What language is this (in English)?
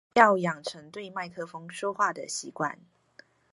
Chinese